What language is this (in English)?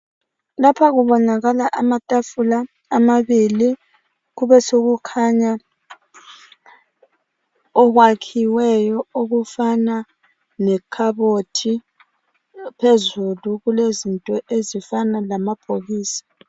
North Ndebele